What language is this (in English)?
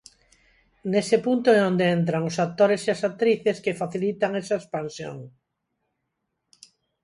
Galician